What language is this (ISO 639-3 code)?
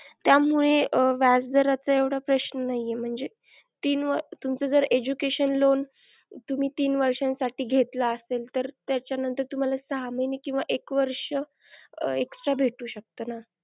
mar